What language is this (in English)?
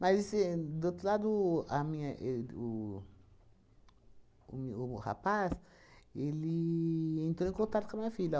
Portuguese